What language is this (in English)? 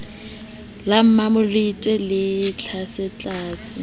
Southern Sotho